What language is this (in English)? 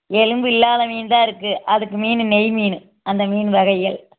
Tamil